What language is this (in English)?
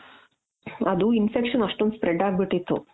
Kannada